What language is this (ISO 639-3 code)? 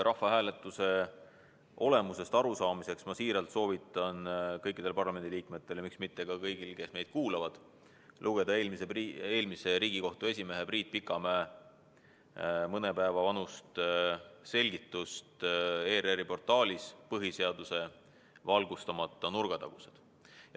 est